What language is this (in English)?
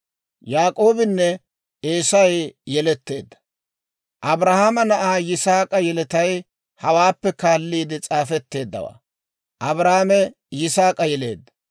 Dawro